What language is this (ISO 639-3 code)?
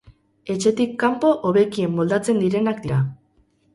eus